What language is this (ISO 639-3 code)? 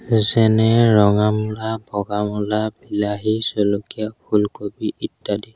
asm